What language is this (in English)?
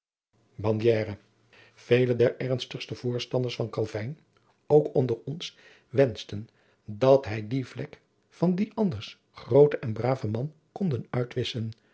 Dutch